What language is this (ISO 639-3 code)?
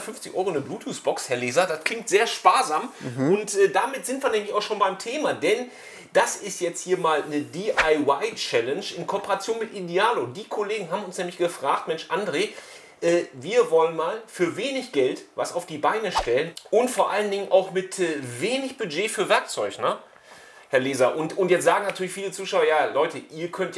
deu